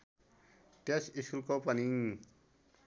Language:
Nepali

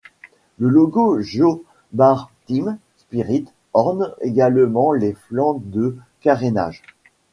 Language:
French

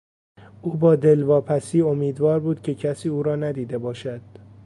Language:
Persian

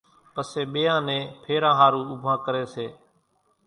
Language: Kachi Koli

